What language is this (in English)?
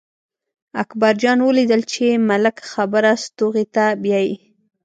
Pashto